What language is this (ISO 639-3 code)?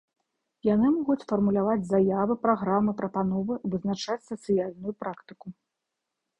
bel